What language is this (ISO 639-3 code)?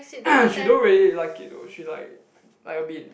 eng